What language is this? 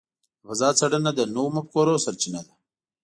Pashto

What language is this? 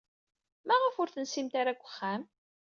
Kabyle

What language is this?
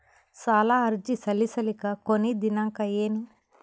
Kannada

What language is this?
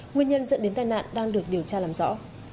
Vietnamese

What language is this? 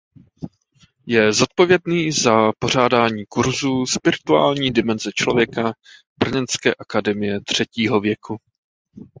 Czech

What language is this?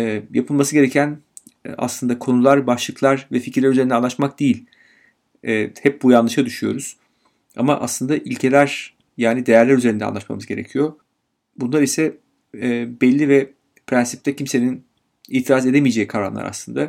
Turkish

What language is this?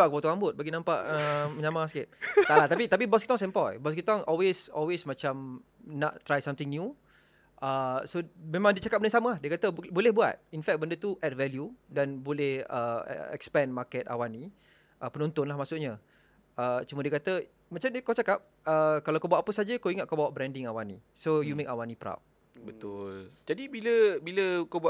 Malay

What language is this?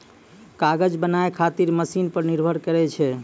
Maithili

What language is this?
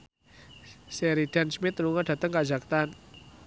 Javanese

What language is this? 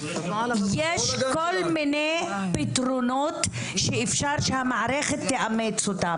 Hebrew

